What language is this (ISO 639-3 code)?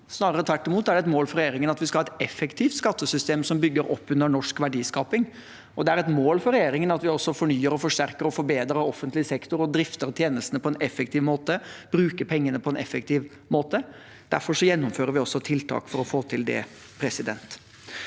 nor